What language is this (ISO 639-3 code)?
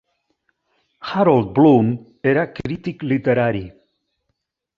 cat